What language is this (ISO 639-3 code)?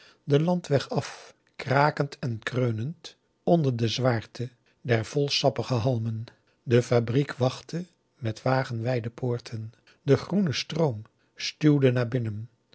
nld